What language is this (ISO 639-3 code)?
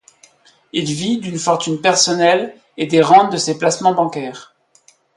fra